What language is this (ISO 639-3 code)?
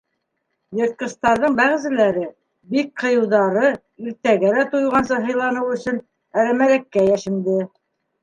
bak